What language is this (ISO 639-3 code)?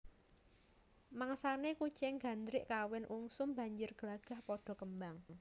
jav